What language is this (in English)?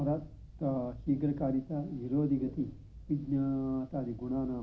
Sanskrit